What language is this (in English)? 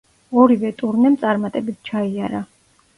Georgian